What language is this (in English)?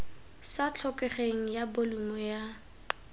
Tswana